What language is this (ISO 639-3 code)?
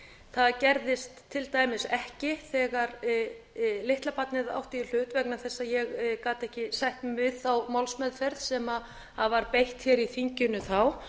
isl